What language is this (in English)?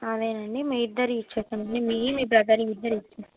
Telugu